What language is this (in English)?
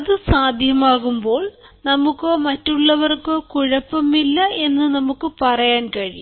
Malayalam